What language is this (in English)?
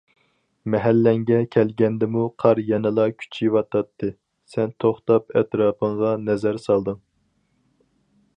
Uyghur